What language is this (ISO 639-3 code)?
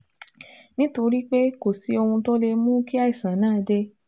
yor